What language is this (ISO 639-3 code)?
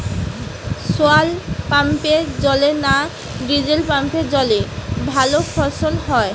ben